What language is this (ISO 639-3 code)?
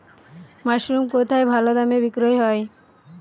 ben